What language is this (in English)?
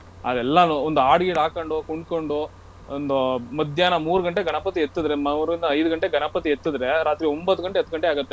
Kannada